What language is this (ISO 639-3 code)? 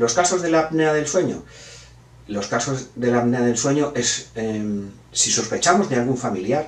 spa